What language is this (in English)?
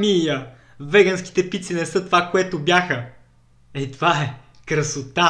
Bulgarian